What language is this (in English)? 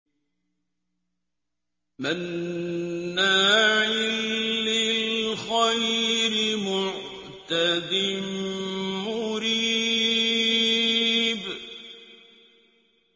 Arabic